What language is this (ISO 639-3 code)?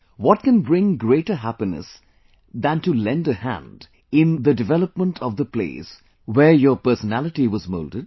eng